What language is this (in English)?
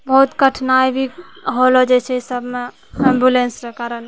Maithili